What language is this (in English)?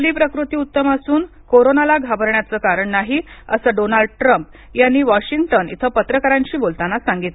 Marathi